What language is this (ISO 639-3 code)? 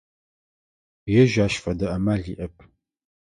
ady